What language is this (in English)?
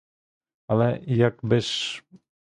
Ukrainian